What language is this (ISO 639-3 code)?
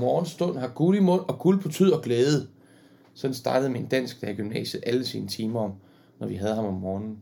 dan